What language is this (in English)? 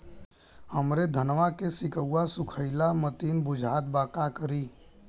Bhojpuri